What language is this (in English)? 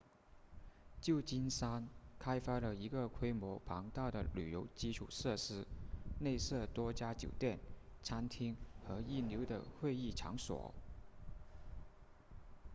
Chinese